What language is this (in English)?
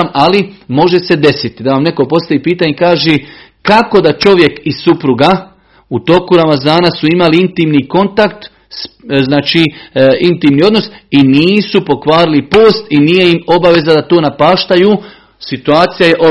Croatian